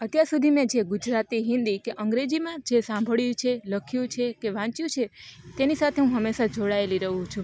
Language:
Gujarati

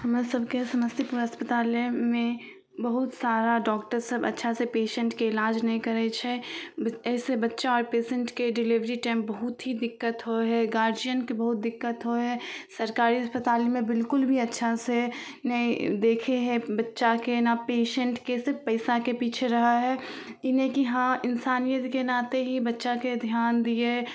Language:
Maithili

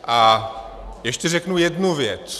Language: Czech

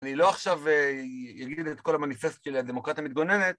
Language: Hebrew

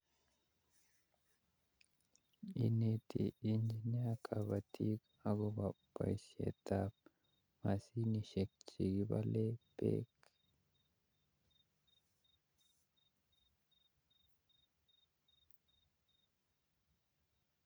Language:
Kalenjin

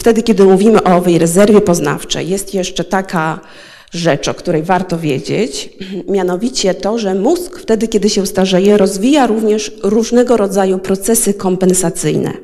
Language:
Polish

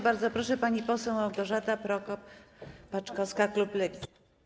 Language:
Polish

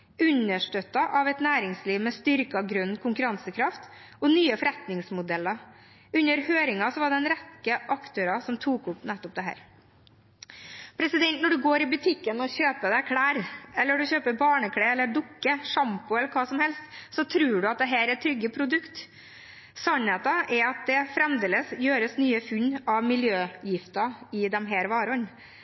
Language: Norwegian Bokmål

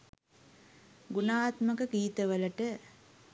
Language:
Sinhala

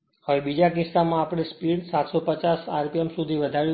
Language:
Gujarati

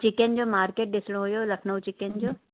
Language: Sindhi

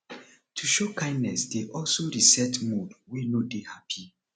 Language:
Nigerian Pidgin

